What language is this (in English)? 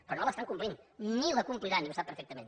Catalan